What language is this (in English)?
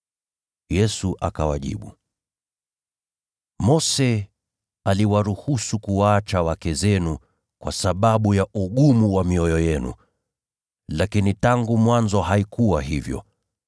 Swahili